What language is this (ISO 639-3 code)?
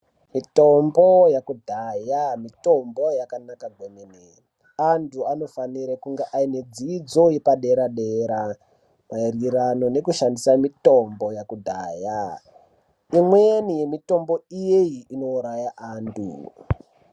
ndc